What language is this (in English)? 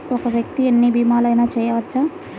Telugu